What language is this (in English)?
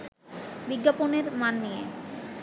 Bangla